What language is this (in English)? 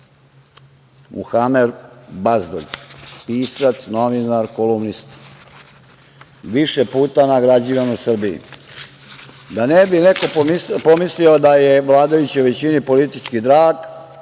Serbian